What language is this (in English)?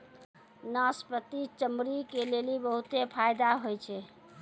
Maithili